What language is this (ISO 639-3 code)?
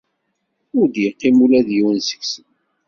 kab